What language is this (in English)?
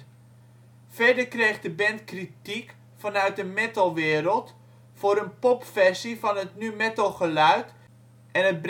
Dutch